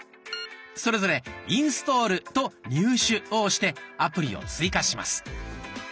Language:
Japanese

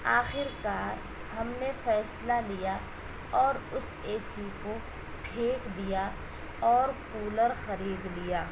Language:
Urdu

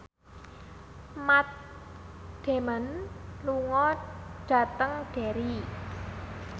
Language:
Javanese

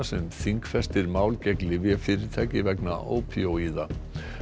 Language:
Icelandic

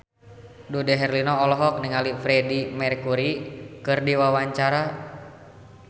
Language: Sundanese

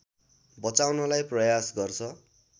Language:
Nepali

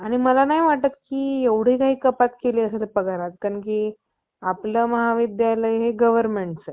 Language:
Marathi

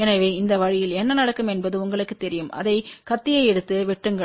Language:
Tamil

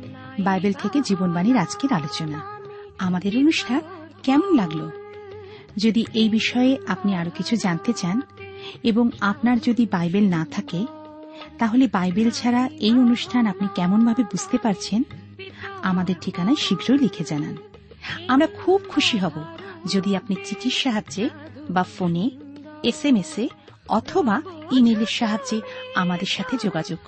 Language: Bangla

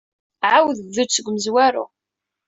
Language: Kabyle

